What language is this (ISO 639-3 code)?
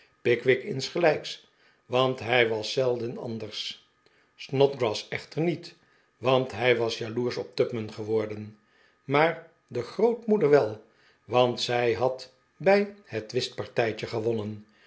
nld